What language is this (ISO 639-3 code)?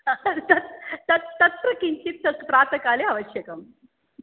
san